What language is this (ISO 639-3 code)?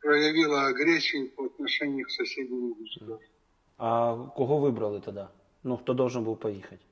rus